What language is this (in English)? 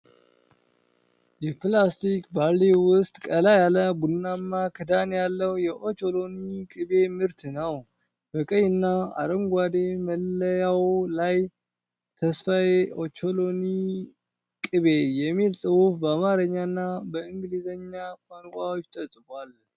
Amharic